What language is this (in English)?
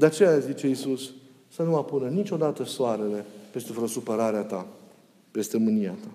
Romanian